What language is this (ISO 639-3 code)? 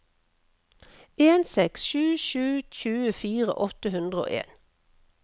nor